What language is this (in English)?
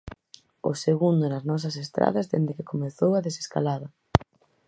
Galician